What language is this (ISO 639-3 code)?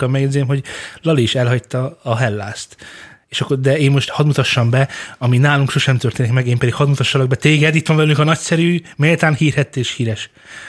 hun